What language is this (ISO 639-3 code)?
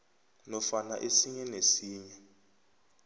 nbl